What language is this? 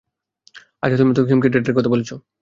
Bangla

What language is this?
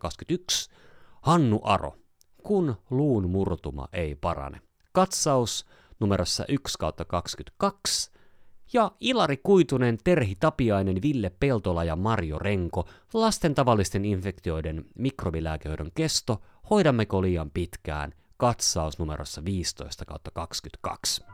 Finnish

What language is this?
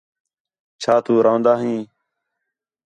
Khetrani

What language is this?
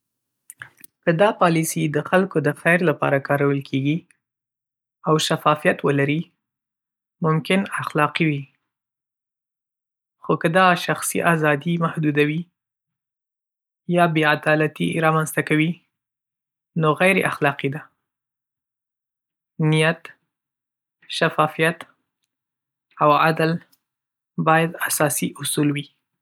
Pashto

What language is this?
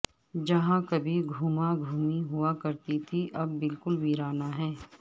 Urdu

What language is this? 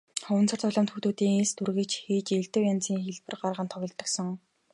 Mongolian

